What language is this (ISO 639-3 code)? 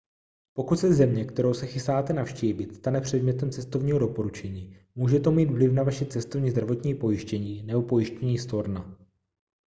ces